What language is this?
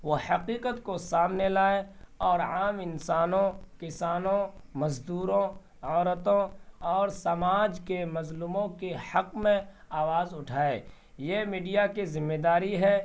Urdu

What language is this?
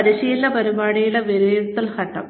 Malayalam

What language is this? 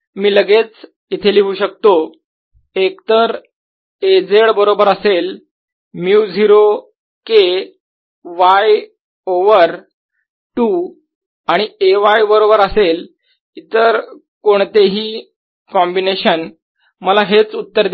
Marathi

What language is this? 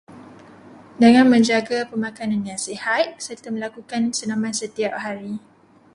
Malay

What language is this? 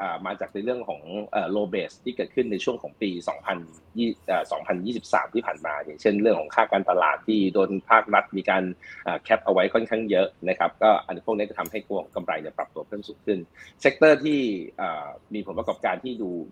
Thai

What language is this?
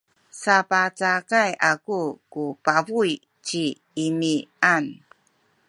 Sakizaya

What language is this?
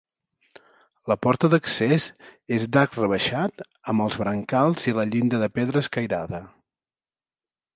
Catalan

